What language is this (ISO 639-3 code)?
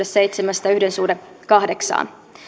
fin